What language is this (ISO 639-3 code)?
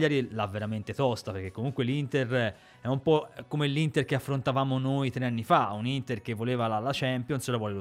ita